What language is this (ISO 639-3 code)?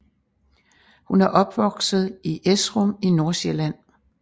dan